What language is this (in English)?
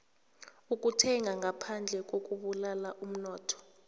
South Ndebele